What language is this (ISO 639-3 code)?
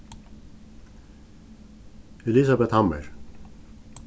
fao